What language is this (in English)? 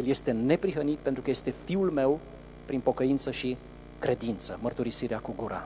Romanian